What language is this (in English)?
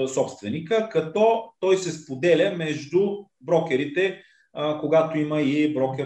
Bulgarian